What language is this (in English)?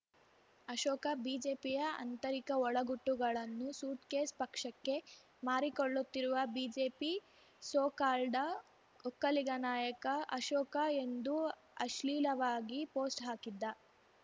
Kannada